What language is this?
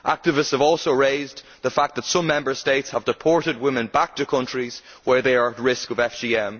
English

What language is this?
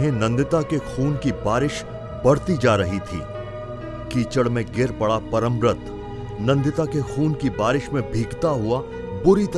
Hindi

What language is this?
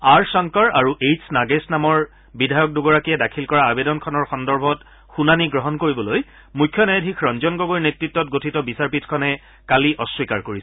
Assamese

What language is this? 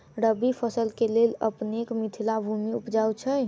Maithili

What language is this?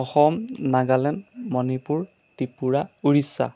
Assamese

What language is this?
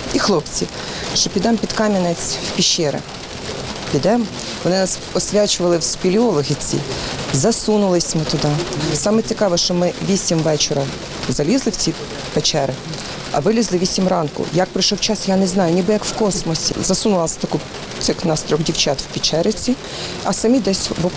Ukrainian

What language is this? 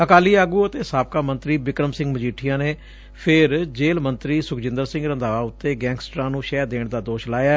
Punjabi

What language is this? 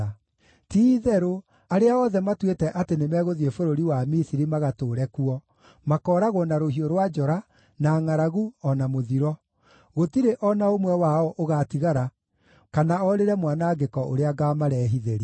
Kikuyu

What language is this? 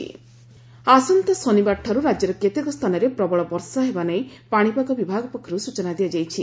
Odia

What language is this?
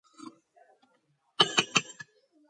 Georgian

